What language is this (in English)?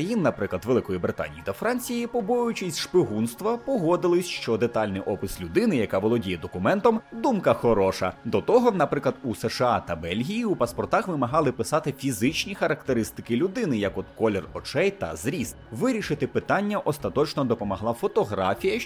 Ukrainian